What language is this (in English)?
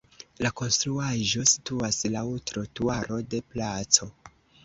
Esperanto